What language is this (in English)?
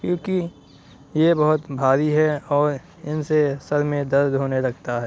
Urdu